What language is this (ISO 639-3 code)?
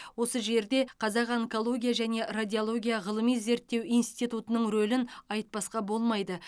kaz